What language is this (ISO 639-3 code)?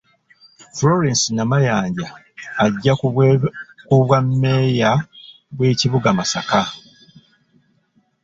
lug